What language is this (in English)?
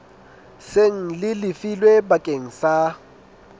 Southern Sotho